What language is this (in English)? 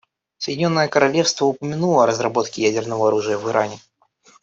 Russian